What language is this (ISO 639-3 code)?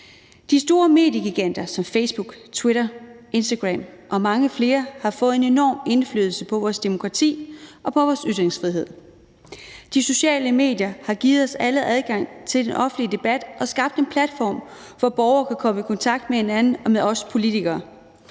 dan